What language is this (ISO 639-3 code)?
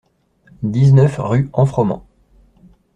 fra